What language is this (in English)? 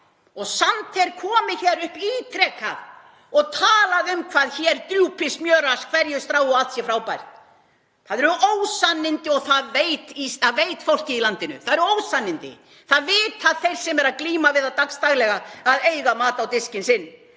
Icelandic